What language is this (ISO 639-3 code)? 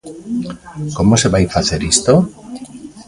glg